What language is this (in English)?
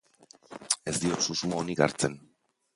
Basque